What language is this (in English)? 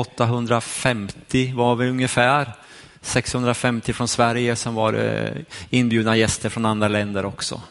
Swedish